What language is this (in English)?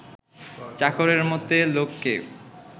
Bangla